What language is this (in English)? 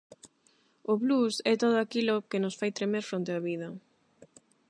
Galician